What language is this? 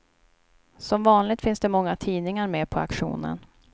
Swedish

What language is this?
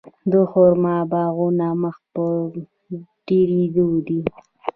Pashto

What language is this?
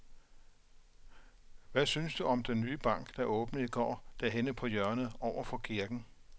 Danish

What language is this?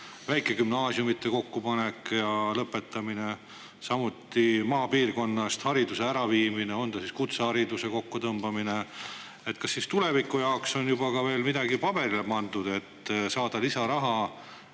Estonian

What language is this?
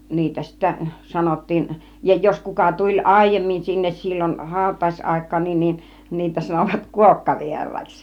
Finnish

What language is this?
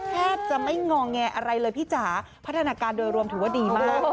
Thai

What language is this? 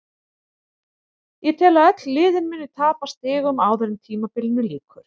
Icelandic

